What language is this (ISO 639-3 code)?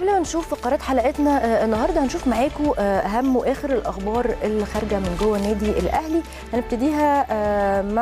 ara